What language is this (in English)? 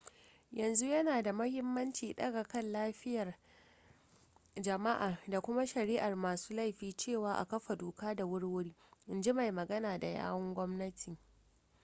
Hausa